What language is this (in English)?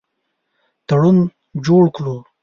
Pashto